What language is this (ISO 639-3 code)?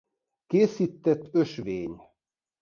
hun